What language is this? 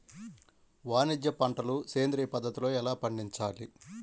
Telugu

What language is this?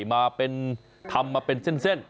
Thai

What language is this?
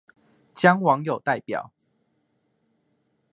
Chinese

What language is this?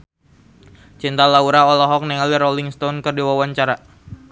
Sundanese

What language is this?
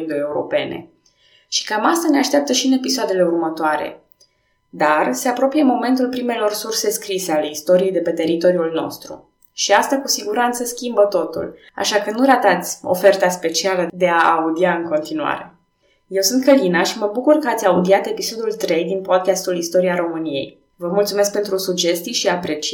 Romanian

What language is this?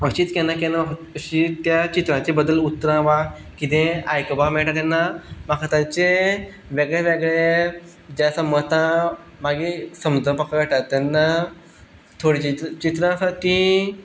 Konkani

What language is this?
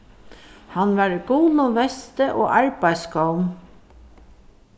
Faroese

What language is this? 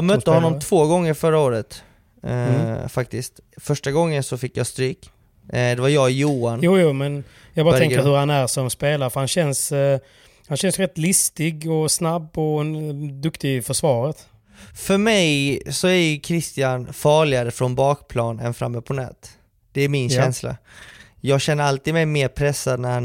Swedish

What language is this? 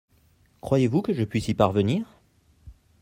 French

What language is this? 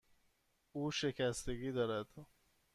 Persian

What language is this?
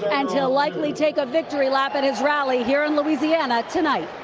English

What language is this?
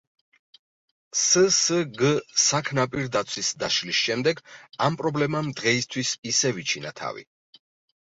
Georgian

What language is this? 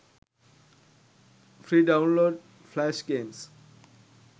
Sinhala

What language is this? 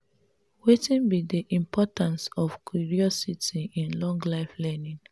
Nigerian Pidgin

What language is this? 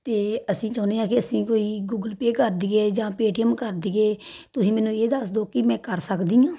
Punjabi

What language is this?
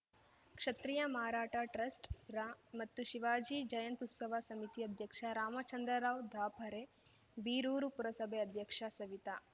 Kannada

